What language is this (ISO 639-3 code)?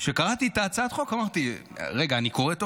heb